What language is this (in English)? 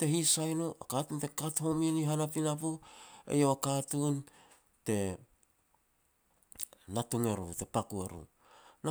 Petats